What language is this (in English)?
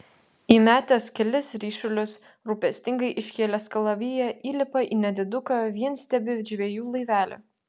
Lithuanian